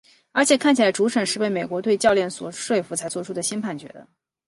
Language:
Chinese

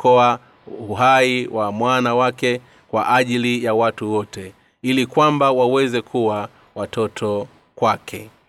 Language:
Swahili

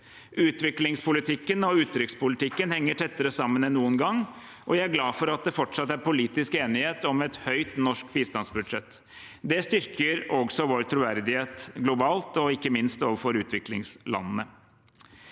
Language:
Norwegian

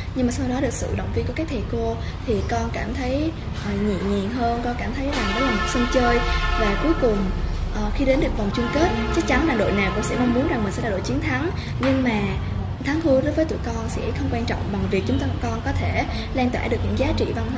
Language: Vietnamese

